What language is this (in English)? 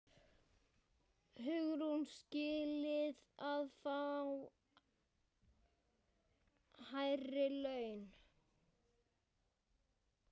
Icelandic